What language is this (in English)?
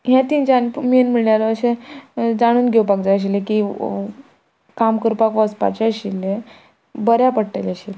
Konkani